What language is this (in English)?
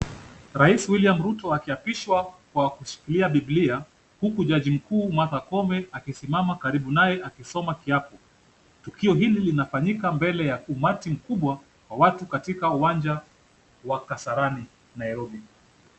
Swahili